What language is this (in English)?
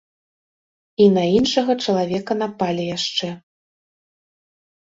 Belarusian